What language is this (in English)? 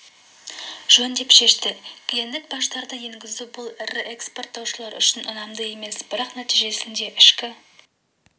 Kazakh